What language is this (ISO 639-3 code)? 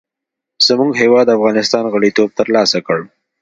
pus